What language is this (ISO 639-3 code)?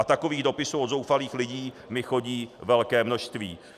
ces